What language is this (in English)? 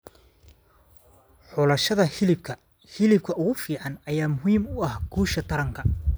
Somali